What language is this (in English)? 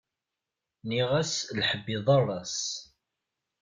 Kabyle